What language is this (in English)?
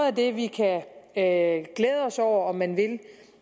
Danish